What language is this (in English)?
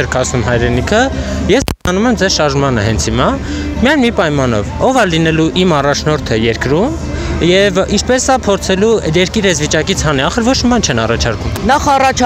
Romanian